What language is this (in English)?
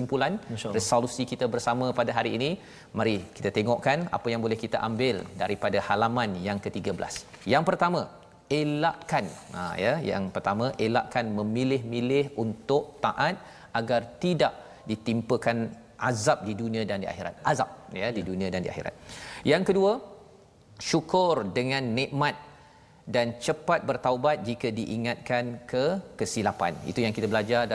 Malay